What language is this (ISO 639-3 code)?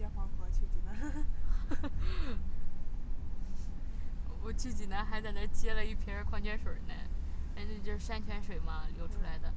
zho